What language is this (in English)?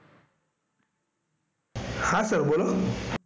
Gujarati